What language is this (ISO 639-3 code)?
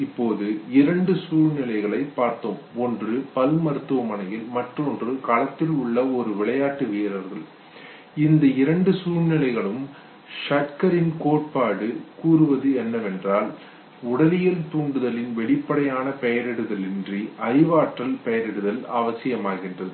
tam